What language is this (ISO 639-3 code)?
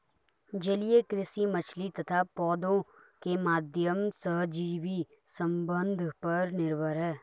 hin